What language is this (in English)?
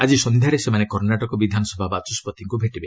Odia